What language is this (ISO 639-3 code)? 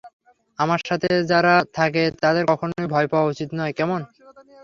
ben